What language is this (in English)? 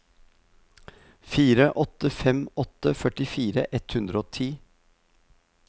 Norwegian